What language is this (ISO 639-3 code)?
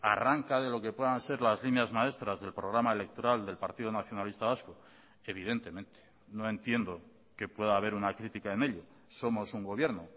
spa